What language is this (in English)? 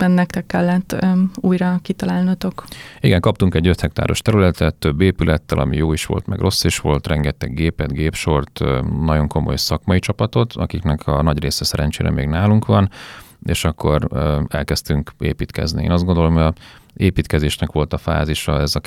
Hungarian